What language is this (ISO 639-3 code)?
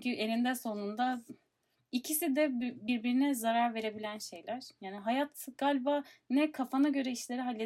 tur